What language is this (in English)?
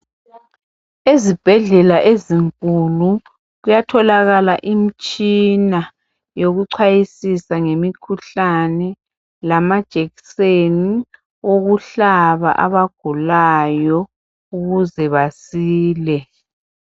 North Ndebele